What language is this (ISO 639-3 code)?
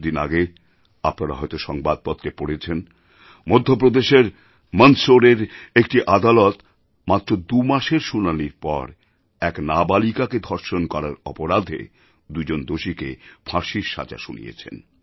ben